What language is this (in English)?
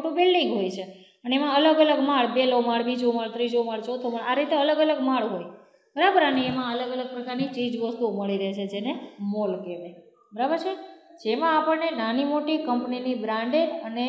Romanian